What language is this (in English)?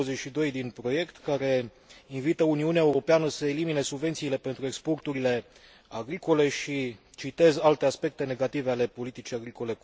Romanian